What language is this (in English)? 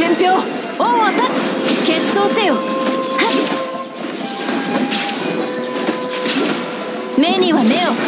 Japanese